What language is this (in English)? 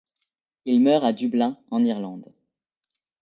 French